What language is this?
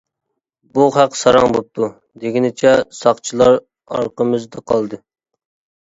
Uyghur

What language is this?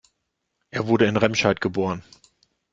German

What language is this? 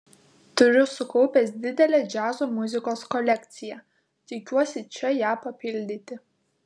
Lithuanian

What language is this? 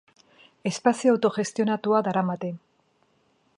Basque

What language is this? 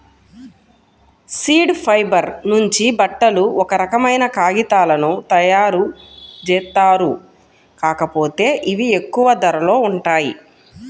Telugu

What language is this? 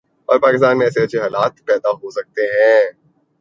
Urdu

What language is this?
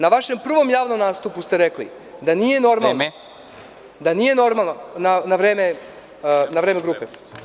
Serbian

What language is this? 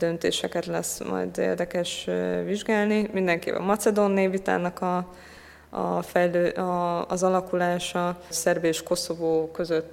Hungarian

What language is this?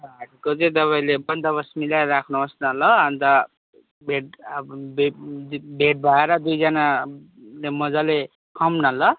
Nepali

